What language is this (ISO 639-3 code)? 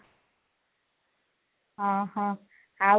ori